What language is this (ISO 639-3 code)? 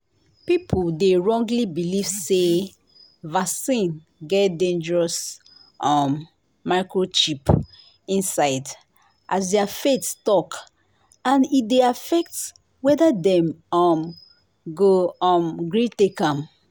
pcm